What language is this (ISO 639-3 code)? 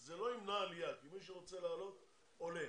heb